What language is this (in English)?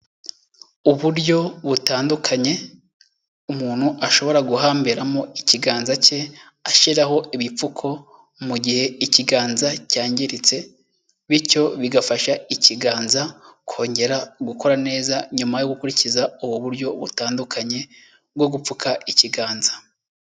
Kinyarwanda